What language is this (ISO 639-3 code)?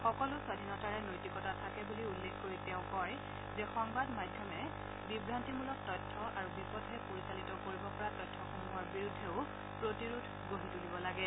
asm